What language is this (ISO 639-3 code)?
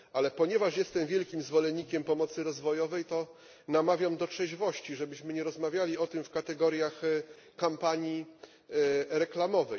pol